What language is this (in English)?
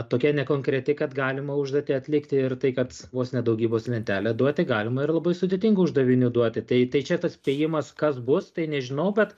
Lithuanian